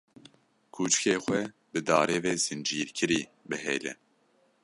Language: Kurdish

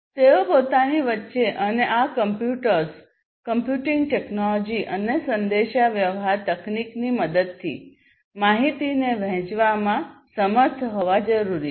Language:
Gujarati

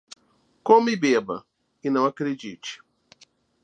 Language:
Portuguese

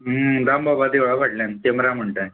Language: Konkani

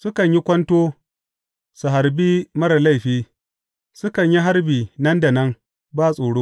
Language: Hausa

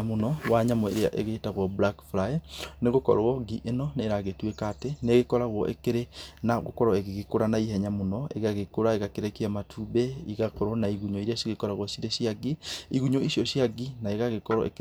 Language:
Kikuyu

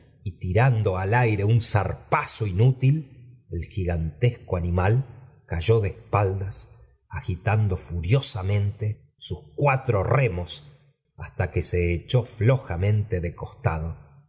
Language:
Spanish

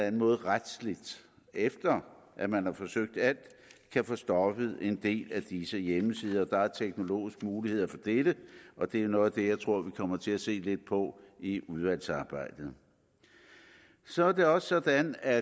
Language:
Danish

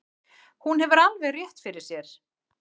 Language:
Icelandic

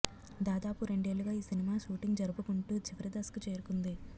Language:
Telugu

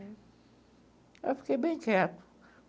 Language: Portuguese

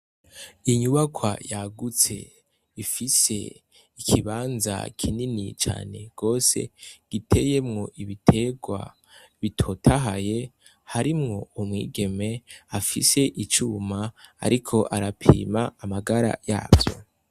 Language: Rundi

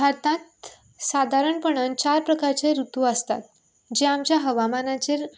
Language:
Konkani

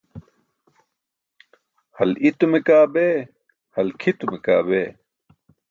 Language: Burushaski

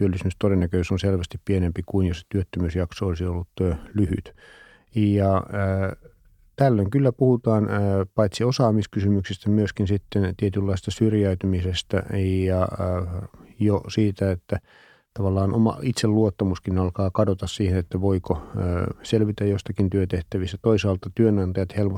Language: Finnish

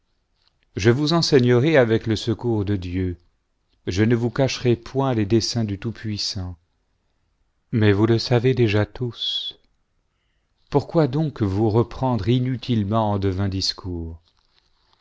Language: French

